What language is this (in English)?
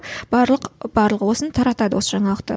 Kazakh